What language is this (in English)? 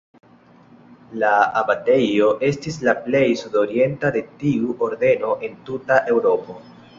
Esperanto